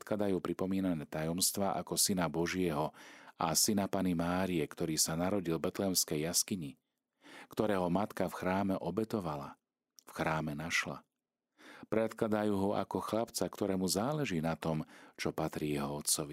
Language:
Slovak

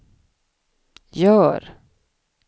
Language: Swedish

